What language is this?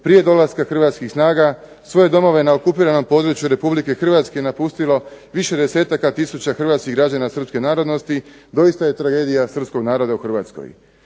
Croatian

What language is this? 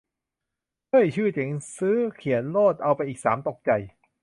Thai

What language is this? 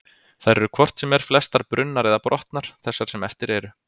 Icelandic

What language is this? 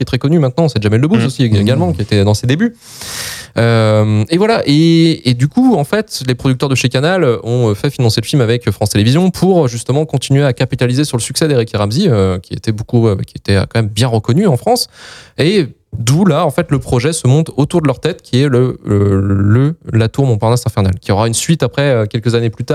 French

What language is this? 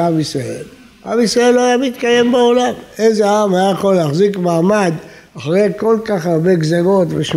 Hebrew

